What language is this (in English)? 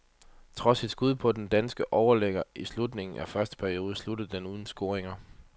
Danish